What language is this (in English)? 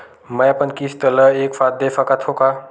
Chhattisgarhi